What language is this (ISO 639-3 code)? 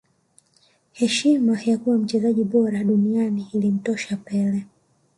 swa